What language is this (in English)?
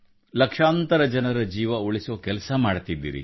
Kannada